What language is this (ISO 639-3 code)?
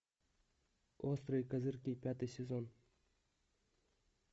rus